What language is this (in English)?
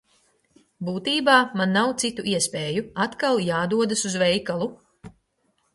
Latvian